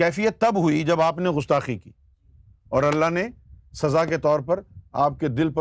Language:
Urdu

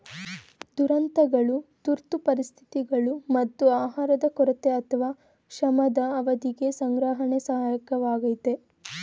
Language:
Kannada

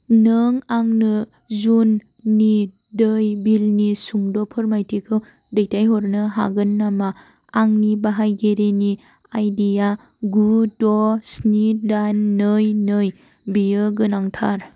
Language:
Bodo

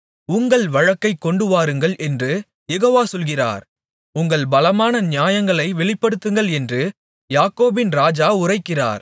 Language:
Tamil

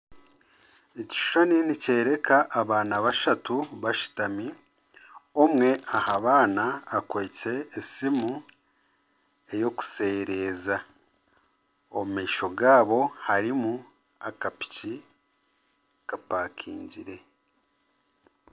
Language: Nyankole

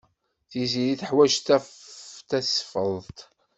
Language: Kabyle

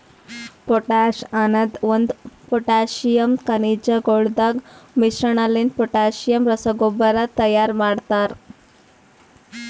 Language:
Kannada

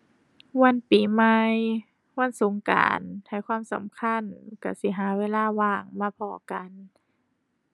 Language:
Thai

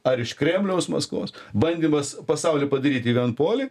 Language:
Lithuanian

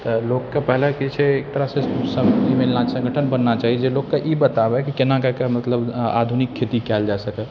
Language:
Maithili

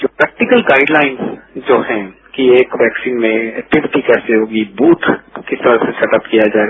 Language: Hindi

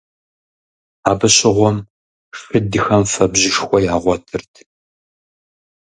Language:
Kabardian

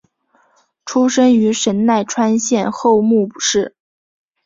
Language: Chinese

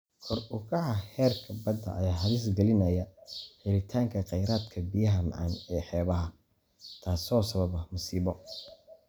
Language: Somali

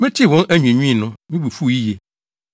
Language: Akan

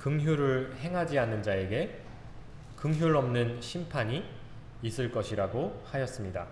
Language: Korean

